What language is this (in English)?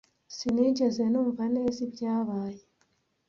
Kinyarwanda